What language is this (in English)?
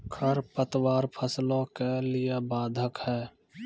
Maithili